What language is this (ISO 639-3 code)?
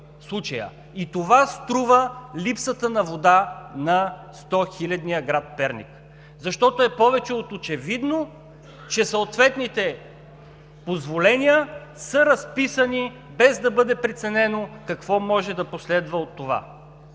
bul